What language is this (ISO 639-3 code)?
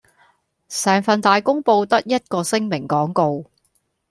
yue